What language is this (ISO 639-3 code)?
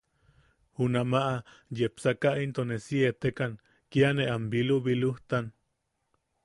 yaq